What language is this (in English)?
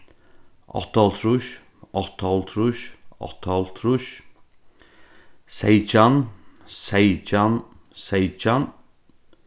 Faroese